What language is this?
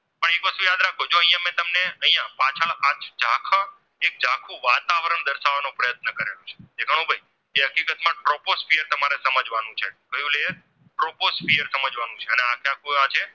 Gujarati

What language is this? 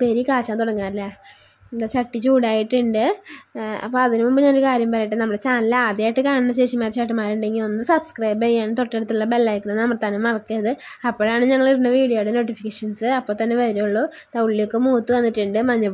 Arabic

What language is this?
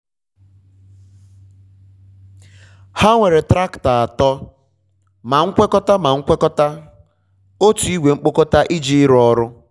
Igbo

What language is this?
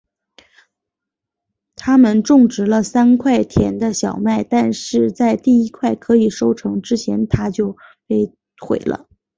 Chinese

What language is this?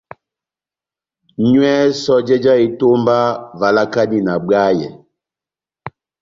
Batanga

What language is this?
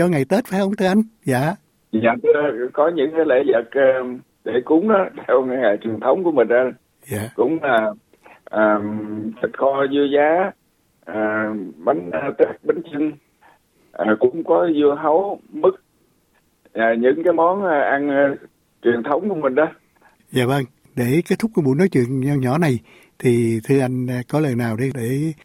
Vietnamese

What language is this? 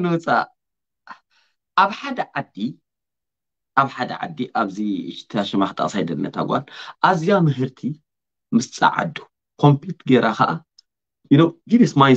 Arabic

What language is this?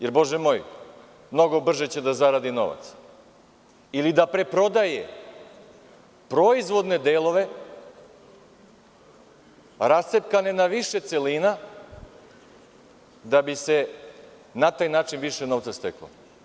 Serbian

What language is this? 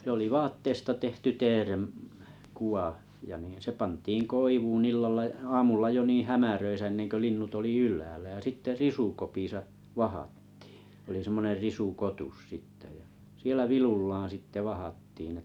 Finnish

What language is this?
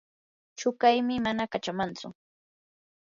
Yanahuanca Pasco Quechua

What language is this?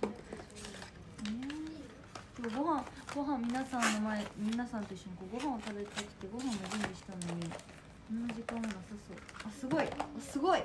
Japanese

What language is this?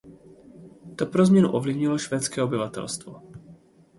Czech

